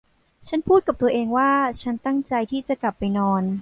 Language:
Thai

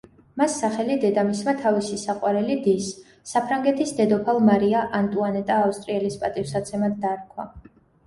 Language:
Georgian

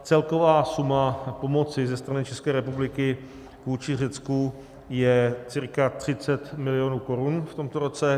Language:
Czech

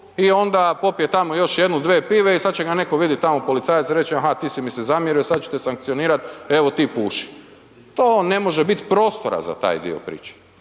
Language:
Croatian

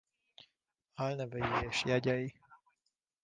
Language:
Hungarian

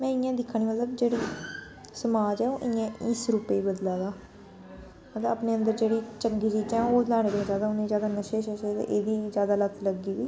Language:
Dogri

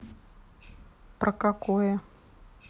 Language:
Russian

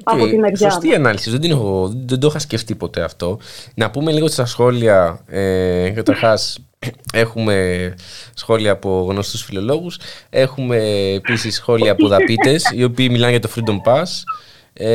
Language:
Greek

